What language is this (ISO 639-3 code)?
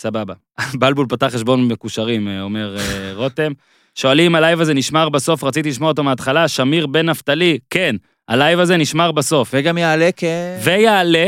heb